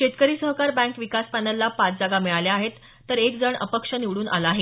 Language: Marathi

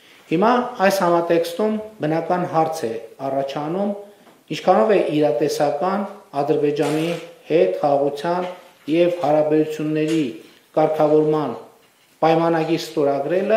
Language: Romanian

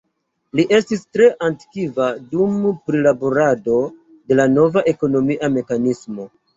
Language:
Esperanto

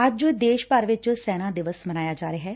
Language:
Punjabi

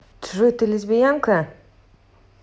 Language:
Russian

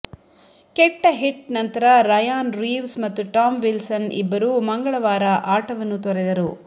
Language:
Kannada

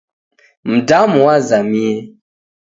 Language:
Taita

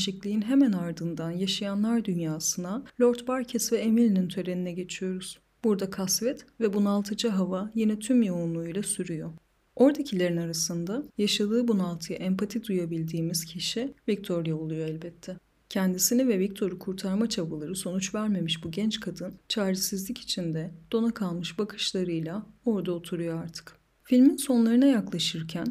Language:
Turkish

